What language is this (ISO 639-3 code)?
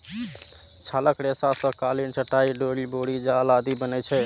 mai